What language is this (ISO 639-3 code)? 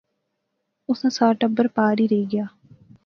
phr